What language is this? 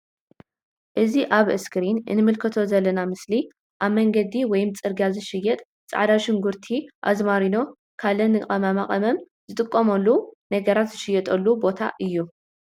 Tigrinya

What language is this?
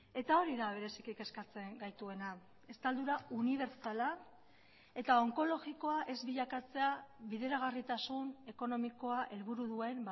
Basque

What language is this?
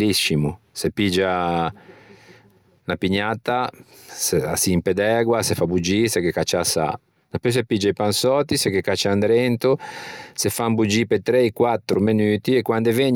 Ligurian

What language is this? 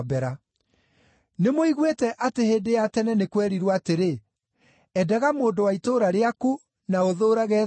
Kikuyu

